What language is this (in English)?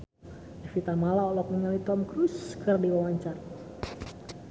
Sundanese